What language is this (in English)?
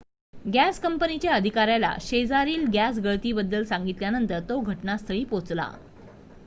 Marathi